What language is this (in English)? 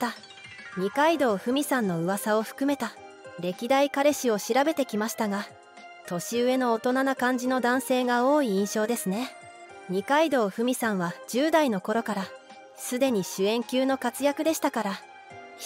Japanese